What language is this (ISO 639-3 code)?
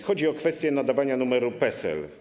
pol